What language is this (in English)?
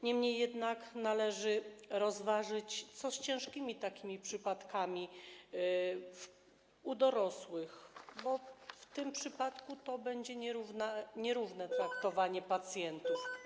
Polish